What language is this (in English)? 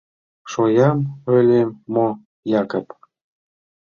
Mari